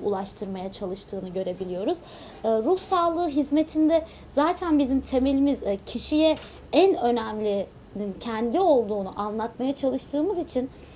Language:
Turkish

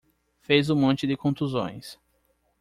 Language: Portuguese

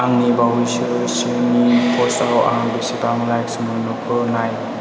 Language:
Bodo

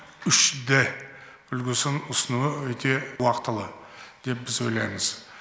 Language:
Kazakh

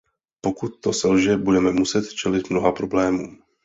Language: Czech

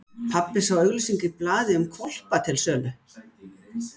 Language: Icelandic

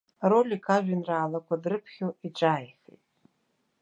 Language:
Abkhazian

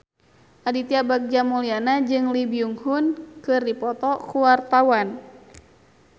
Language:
Sundanese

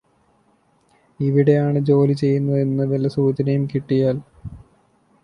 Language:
Malayalam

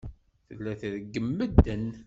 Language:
Kabyle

